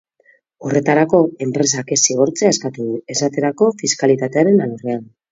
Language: Basque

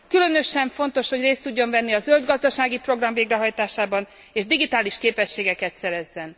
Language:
Hungarian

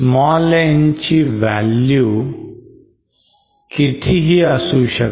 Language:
Marathi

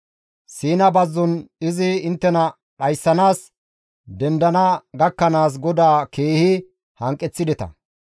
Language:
Gamo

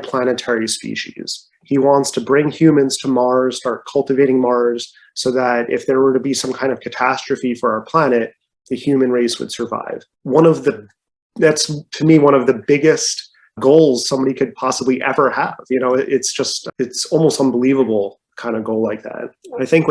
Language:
English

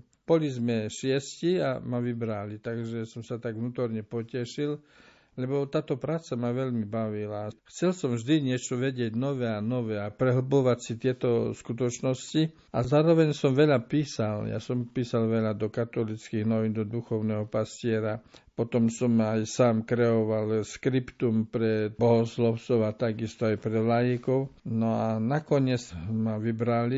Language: Slovak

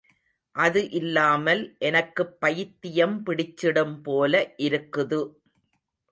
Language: Tamil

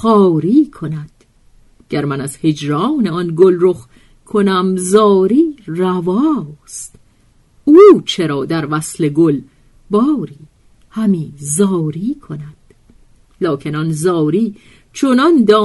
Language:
Persian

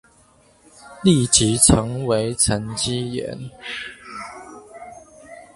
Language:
Chinese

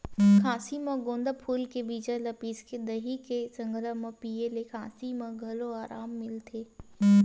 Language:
Chhattisgarhi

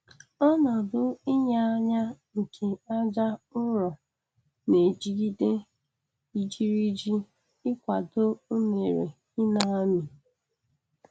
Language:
Igbo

